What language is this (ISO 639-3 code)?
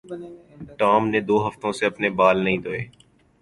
urd